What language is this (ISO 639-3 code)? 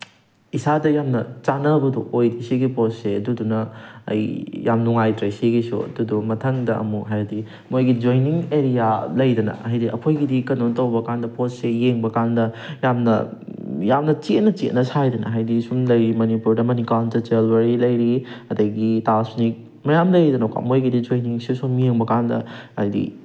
mni